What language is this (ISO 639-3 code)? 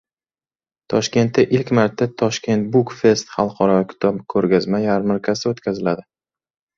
uzb